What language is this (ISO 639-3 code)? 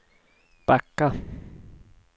swe